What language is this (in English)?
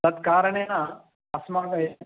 Sanskrit